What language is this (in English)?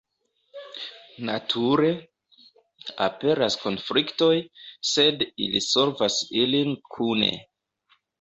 Esperanto